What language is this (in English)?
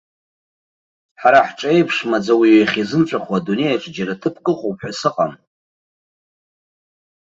Abkhazian